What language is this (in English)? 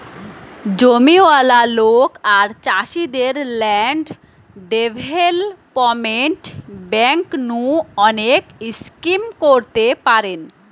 Bangla